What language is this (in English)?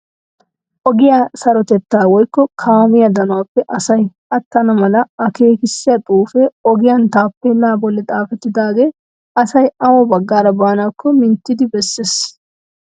Wolaytta